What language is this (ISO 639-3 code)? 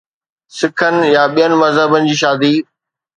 snd